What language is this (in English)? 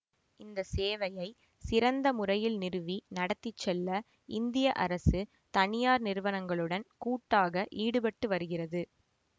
Tamil